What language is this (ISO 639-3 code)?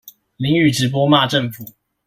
zho